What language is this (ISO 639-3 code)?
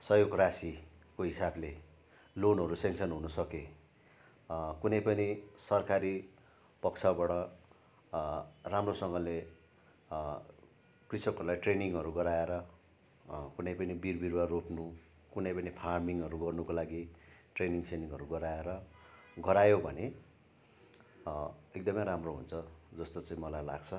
nep